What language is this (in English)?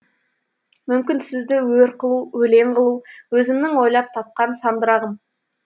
Kazakh